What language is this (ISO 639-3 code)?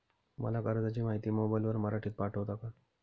mar